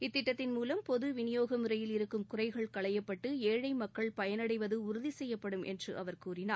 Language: Tamil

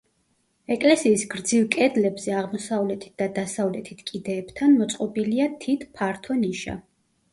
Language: Georgian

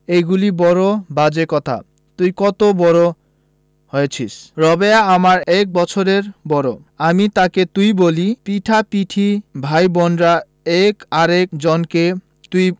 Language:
Bangla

